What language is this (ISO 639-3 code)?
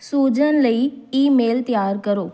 pan